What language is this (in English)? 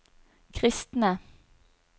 Norwegian